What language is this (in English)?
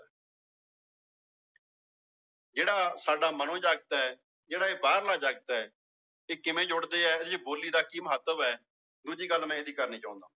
Punjabi